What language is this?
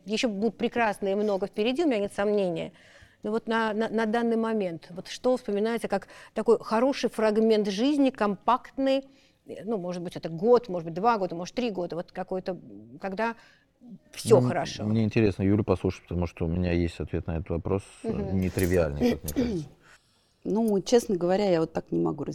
Russian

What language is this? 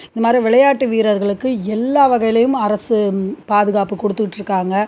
Tamil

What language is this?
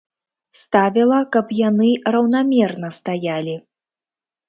Belarusian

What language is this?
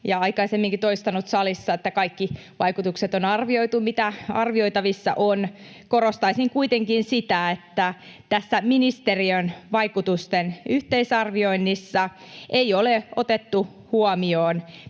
Finnish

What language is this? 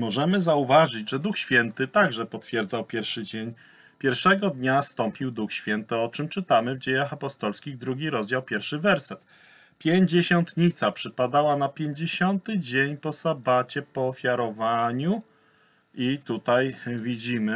Polish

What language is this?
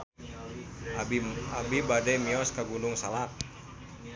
Sundanese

